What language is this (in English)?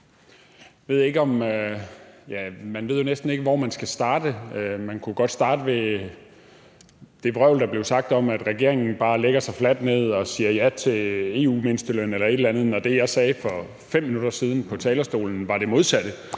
Danish